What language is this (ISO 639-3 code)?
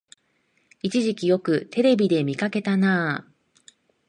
jpn